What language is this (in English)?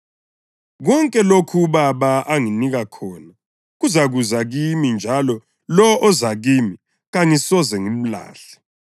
North Ndebele